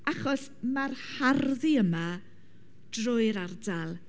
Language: Welsh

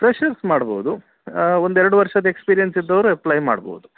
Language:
Kannada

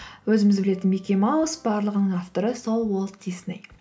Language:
Kazakh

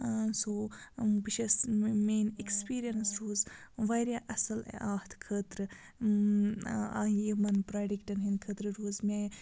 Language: Kashmiri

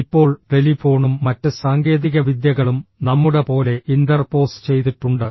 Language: Malayalam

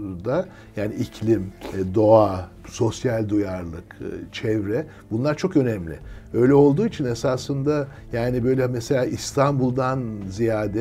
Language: Turkish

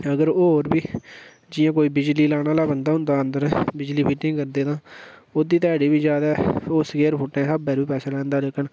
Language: Dogri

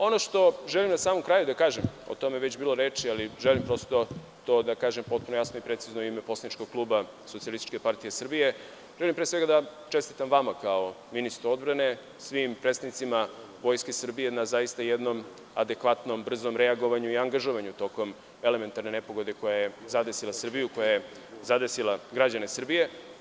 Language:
Serbian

